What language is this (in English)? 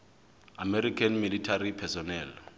Southern Sotho